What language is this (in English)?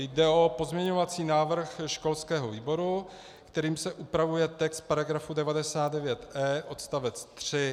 Czech